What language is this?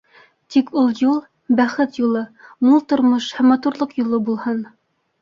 Bashkir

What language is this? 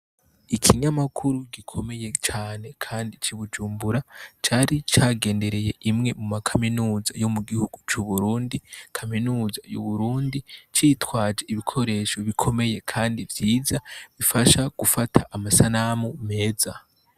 Rundi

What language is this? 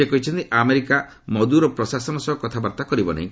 Odia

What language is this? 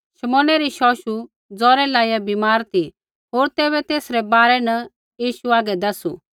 Kullu Pahari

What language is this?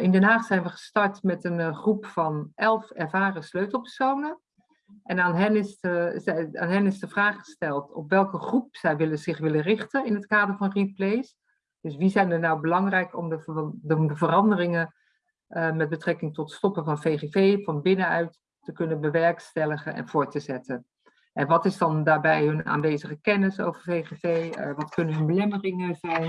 Dutch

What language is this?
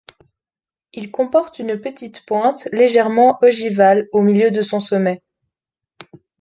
French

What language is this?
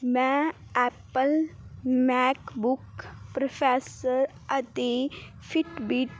Punjabi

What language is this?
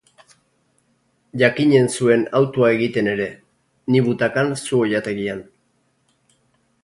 Basque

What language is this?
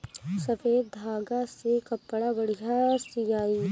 Bhojpuri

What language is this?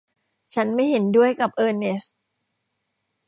Thai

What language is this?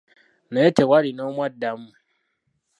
Ganda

